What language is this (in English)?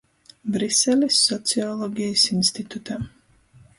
Latgalian